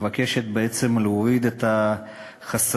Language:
Hebrew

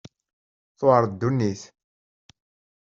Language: Kabyle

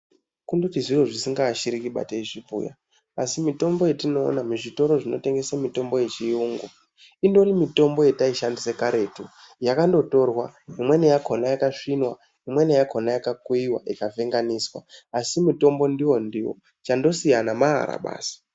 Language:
Ndau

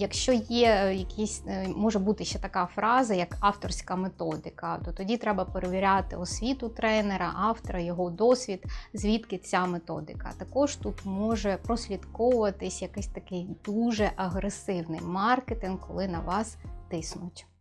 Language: Ukrainian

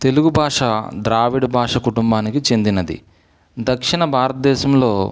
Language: Telugu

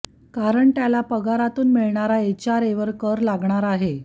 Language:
Marathi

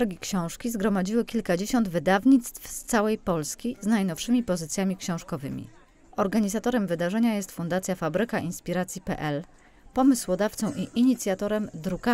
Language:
Polish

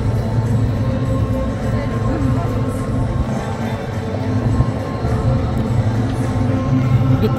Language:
Filipino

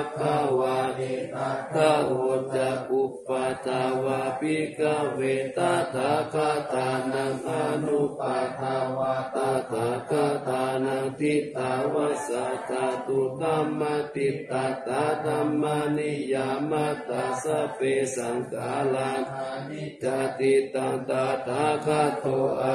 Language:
Thai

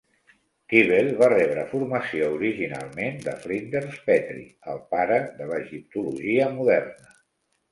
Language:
Catalan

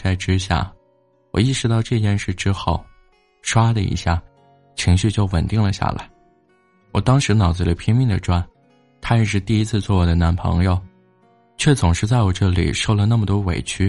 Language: Chinese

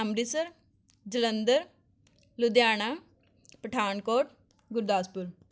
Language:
Punjabi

